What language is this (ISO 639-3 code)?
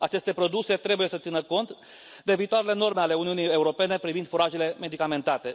ron